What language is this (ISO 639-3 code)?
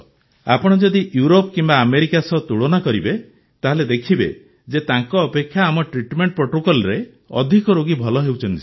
ori